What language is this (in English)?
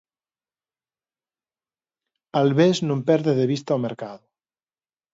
Galician